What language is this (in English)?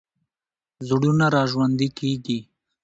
Pashto